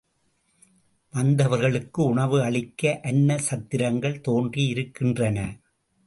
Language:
Tamil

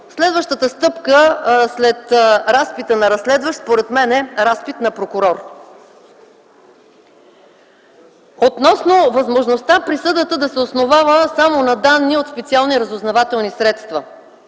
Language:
Bulgarian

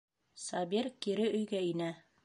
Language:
Bashkir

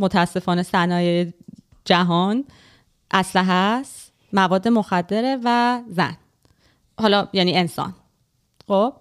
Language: Persian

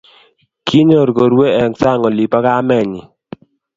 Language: Kalenjin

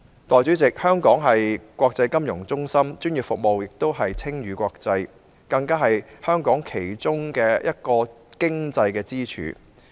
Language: Cantonese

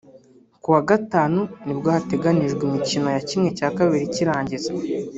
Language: Kinyarwanda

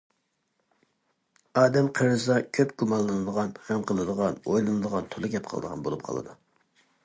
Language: Uyghur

